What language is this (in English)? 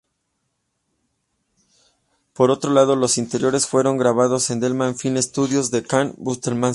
Spanish